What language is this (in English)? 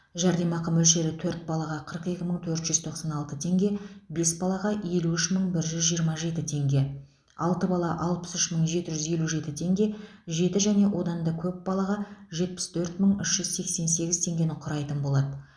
Kazakh